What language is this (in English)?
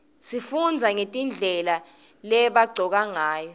Swati